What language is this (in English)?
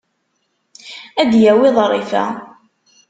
Kabyle